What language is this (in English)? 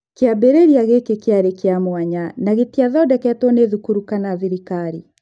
Kikuyu